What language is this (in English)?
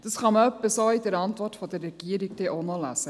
Swiss German